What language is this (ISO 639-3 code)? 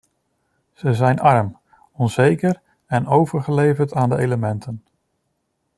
nld